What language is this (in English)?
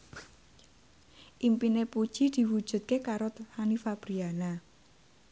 Javanese